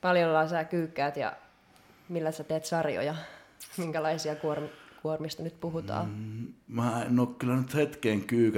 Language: Finnish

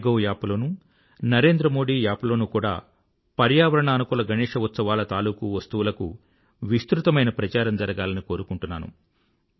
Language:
Telugu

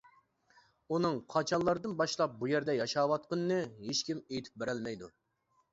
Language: Uyghur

